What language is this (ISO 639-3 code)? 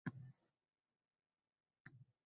uzb